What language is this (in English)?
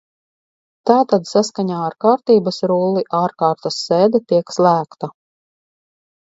Latvian